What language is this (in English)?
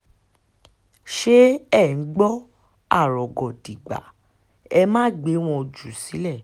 Yoruba